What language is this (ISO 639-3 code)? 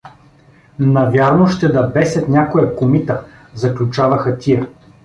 bul